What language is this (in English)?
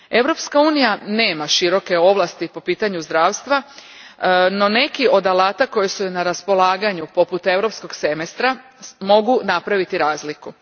Croatian